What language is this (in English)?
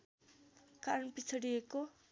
Nepali